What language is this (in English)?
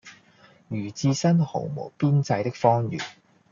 Cantonese